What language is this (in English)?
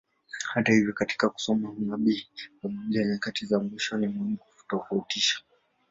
Swahili